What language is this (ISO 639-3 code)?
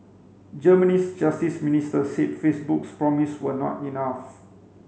eng